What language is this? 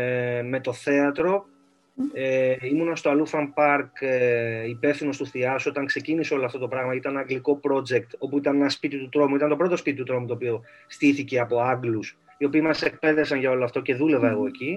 Greek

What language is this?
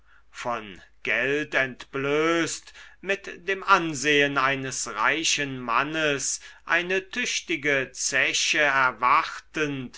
German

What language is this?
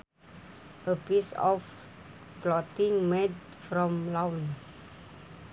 Sundanese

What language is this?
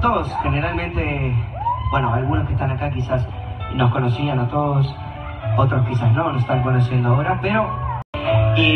Spanish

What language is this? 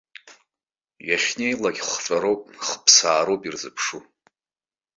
Abkhazian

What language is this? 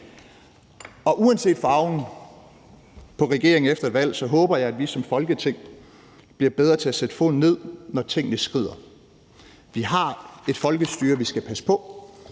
Danish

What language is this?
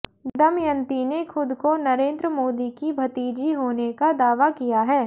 Hindi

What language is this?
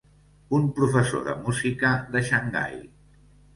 Catalan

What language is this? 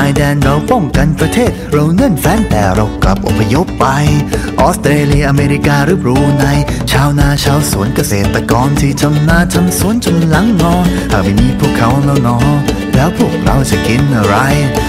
Thai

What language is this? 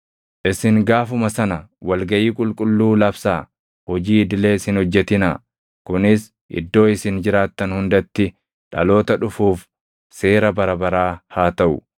Oromo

